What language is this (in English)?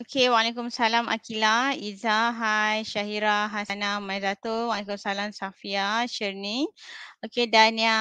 Malay